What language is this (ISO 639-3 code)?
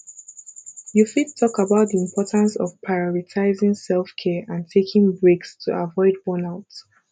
pcm